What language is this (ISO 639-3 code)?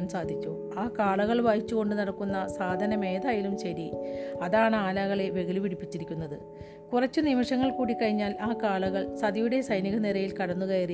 mal